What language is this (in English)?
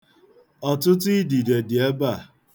Igbo